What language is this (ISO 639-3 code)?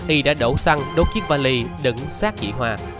vie